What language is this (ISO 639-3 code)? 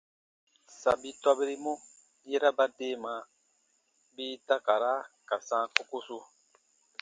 bba